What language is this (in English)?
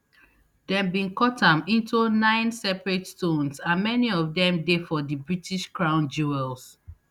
Nigerian Pidgin